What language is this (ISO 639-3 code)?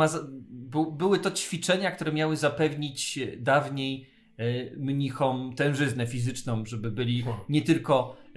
pol